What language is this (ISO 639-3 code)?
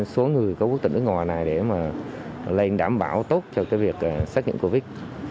vie